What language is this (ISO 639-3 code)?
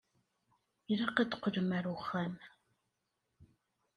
kab